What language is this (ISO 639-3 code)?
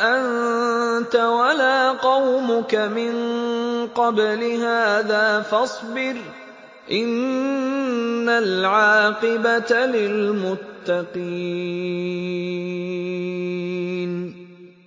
ara